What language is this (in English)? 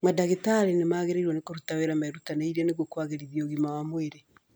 Kikuyu